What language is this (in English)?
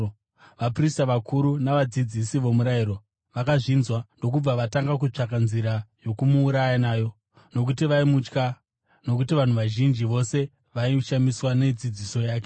Shona